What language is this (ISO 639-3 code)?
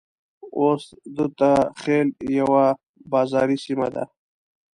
pus